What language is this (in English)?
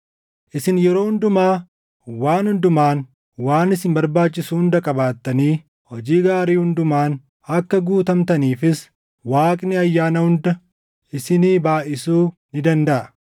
Oromo